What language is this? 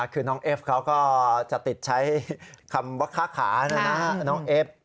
Thai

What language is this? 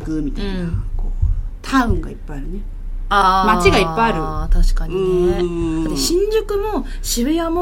Japanese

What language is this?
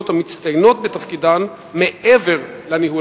Hebrew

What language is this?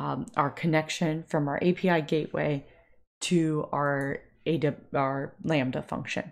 English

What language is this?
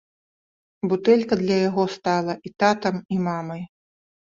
Belarusian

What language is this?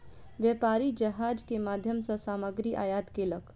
Maithili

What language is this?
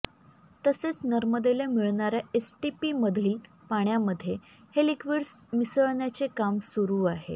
Marathi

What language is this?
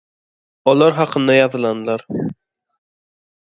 Turkmen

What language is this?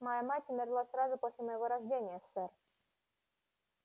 Russian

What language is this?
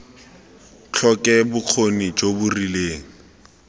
Tswana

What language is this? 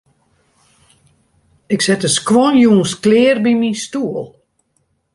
Western Frisian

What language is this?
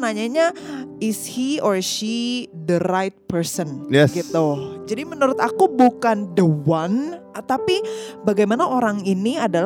Indonesian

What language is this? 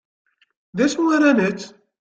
Kabyle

